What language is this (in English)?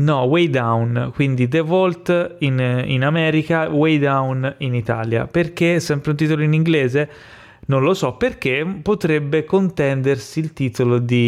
Italian